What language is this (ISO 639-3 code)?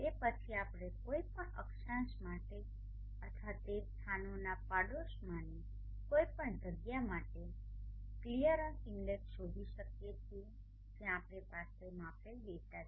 guj